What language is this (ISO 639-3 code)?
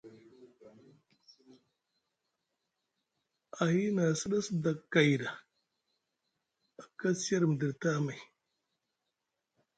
mug